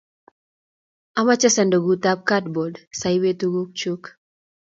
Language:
Kalenjin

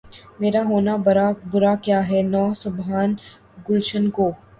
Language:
Urdu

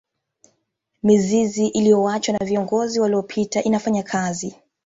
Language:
Swahili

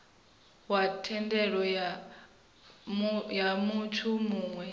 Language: Venda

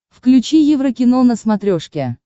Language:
Russian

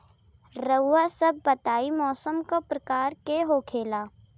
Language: Bhojpuri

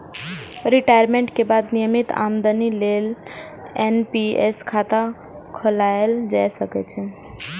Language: Maithili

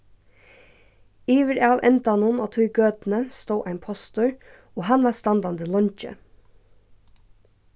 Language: Faroese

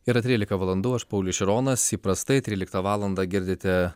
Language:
Lithuanian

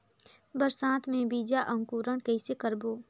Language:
Chhattisgarhi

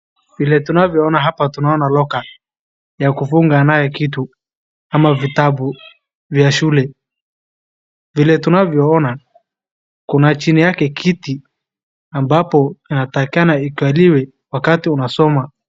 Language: Swahili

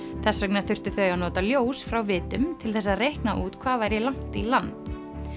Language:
Icelandic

